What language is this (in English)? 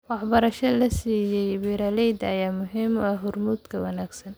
Somali